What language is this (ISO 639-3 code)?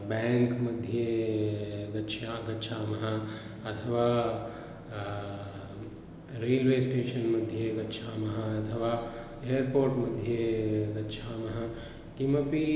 san